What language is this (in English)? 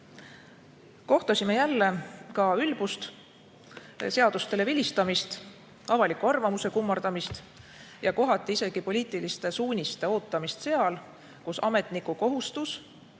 Estonian